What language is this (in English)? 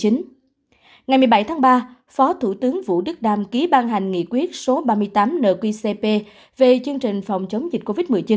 Vietnamese